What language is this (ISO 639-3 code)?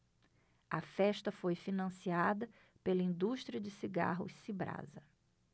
por